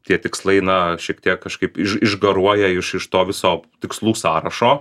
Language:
Lithuanian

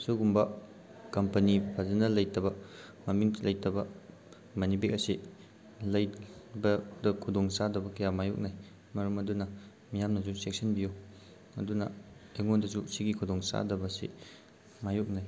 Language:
Manipuri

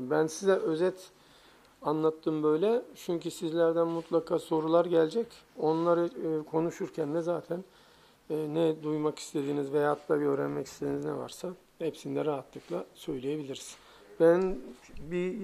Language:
Turkish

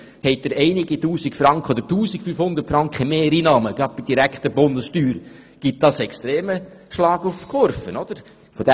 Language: Swiss German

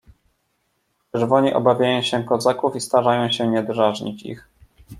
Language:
Polish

